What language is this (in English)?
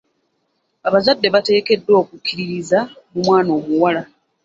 Ganda